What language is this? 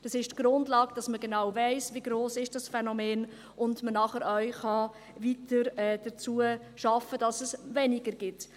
Swiss German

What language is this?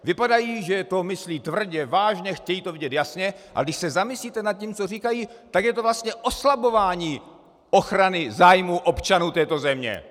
Czech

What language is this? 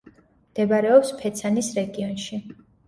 Georgian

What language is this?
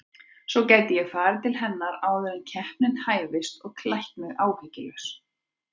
Icelandic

